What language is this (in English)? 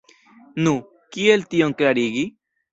Esperanto